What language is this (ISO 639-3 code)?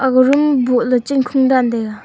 nnp